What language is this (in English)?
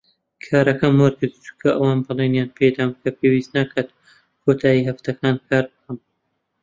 Central Kurdish